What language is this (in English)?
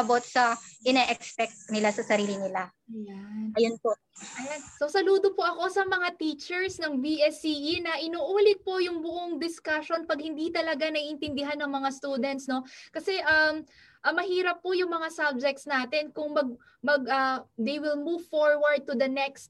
Filipino